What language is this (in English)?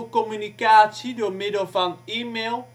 Dutch